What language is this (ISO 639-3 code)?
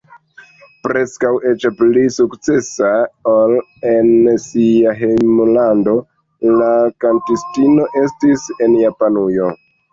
epo